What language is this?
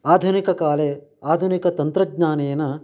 Sanskrit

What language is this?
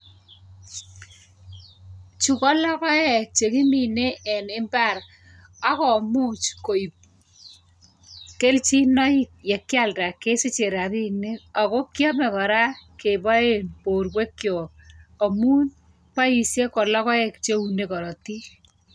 Kalenjin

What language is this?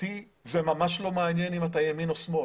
Hebrew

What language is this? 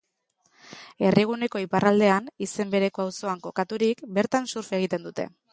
Basque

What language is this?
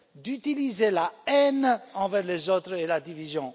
French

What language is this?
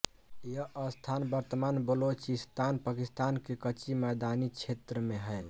Hindi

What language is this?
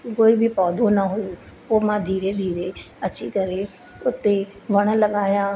Sindhi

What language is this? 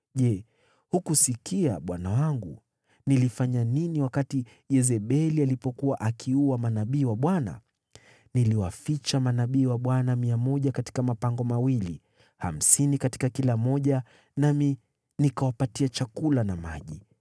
Swahili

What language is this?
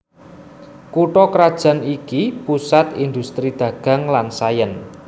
Javanese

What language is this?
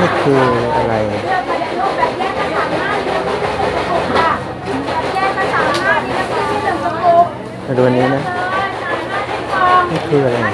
Thai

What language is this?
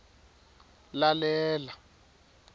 Swati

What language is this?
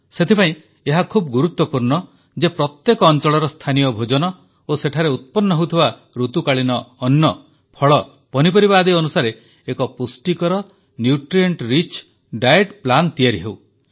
Odia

